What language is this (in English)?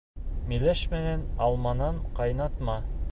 Bashkir